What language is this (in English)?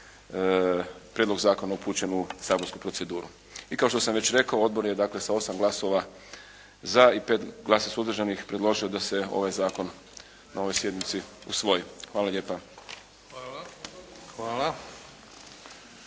Croatian